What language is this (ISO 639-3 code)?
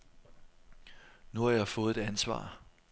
dan